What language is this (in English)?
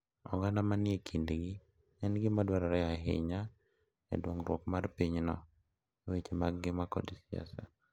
Luo (Kenya and Tanzania)